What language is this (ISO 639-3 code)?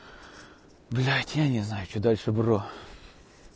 rus